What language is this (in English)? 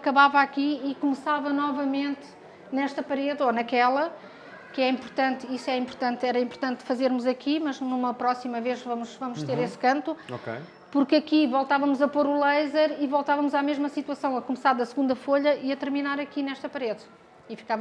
Portuguese